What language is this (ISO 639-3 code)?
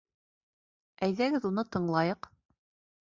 bak